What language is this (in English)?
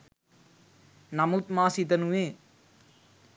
Sinhala